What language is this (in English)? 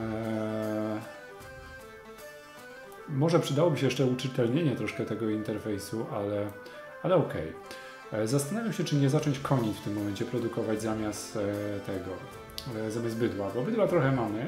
Polish